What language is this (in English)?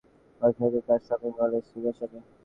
Bangla